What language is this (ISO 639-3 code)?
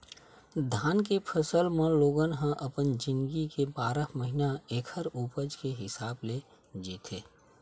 hne